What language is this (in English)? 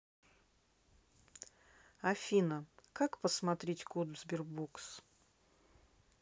Russian